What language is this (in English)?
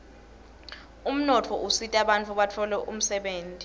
Swati